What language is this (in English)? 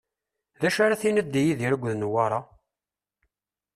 Kabyle